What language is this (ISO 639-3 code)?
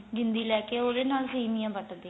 pan